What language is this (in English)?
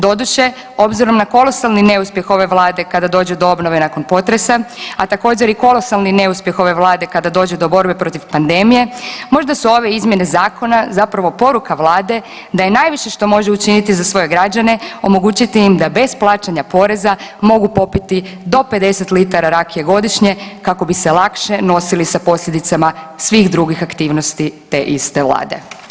Croatian